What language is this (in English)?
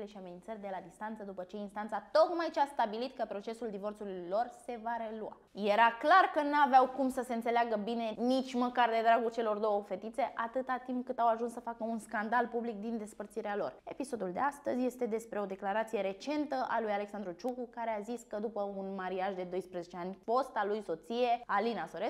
Romanian